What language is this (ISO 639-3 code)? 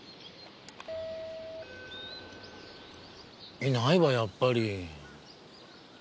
jpn